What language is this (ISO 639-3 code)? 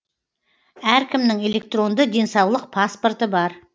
kaz